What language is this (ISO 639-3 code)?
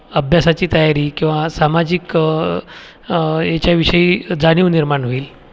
mar